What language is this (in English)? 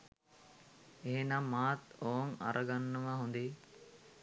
Sinhala